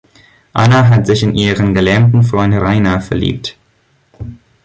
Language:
German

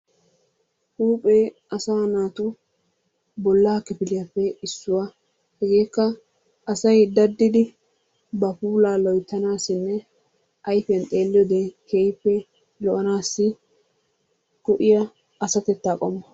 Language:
Wolaytta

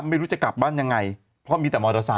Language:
Thai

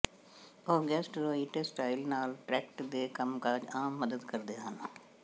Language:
Punjabi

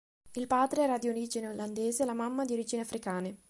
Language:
Italian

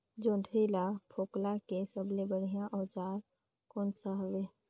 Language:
Chhattisgarhi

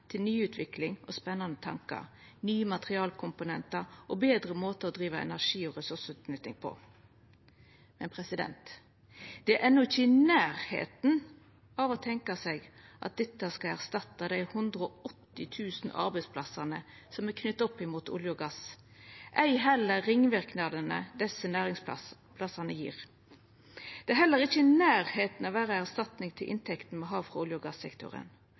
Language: Norwegian Nynorsk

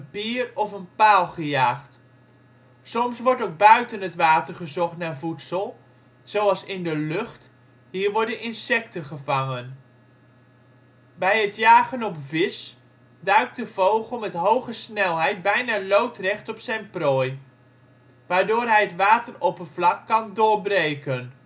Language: Dutch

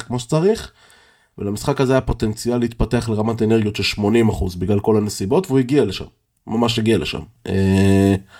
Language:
Hebrew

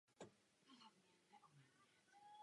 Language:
Czech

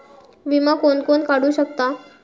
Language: Marathi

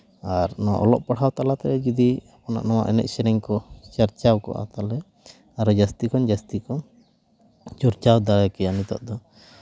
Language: Santali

